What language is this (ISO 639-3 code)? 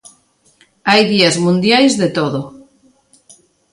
glg